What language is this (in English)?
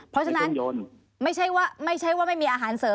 Thai